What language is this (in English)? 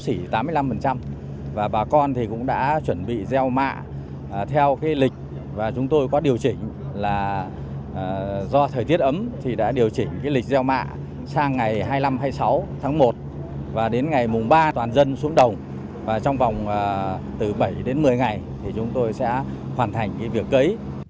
Vietnamese